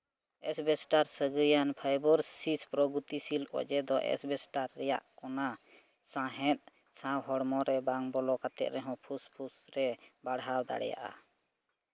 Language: Santali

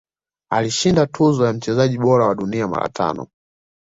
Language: Swahili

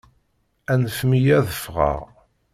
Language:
Kabyle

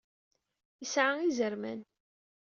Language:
Kabyle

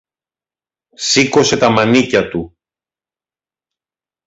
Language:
Greek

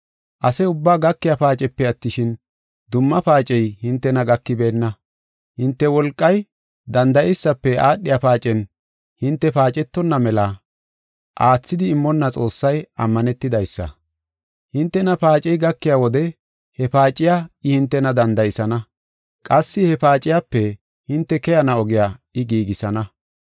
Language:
Gofa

